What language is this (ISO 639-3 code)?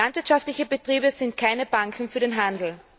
deu